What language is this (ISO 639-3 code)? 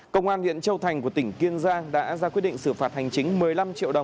vie